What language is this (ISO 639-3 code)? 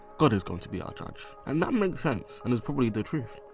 eng